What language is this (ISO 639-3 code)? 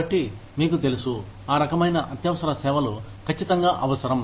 tel